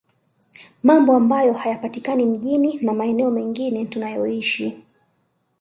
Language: Swahili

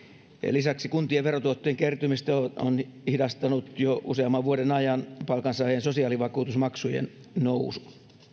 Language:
Finnish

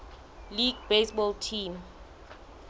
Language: Southern Sotho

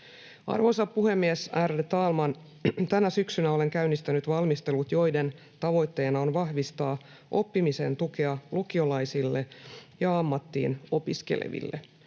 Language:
Finnish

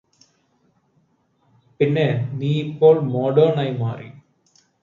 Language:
Malayalam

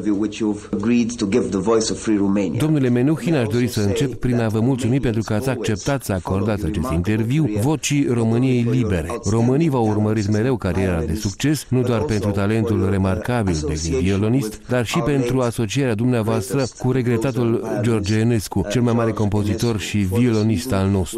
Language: Romanian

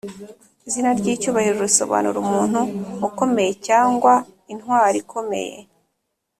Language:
Kinyarwanda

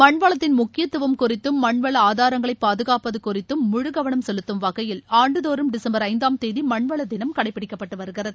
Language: Tamil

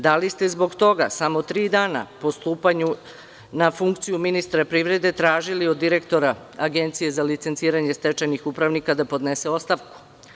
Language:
Serbian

